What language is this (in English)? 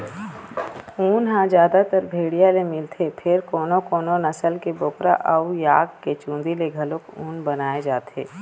Chhattisgarhi